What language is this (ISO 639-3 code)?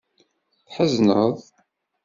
kab